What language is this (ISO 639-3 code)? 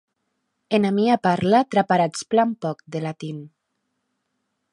oci